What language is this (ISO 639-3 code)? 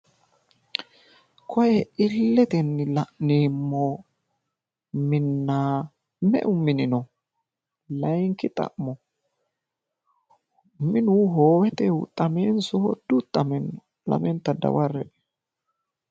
sid